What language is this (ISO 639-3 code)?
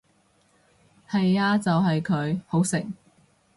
yue